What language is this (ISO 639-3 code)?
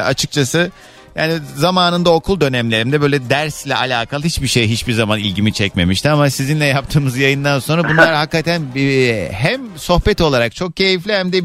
tur